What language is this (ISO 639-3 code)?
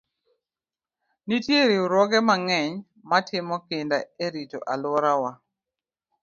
luo